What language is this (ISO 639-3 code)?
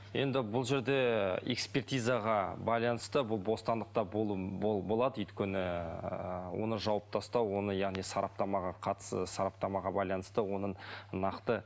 kaz